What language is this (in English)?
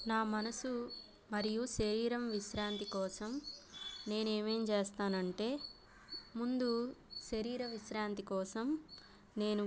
Telugu